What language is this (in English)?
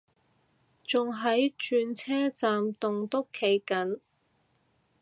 Cantonese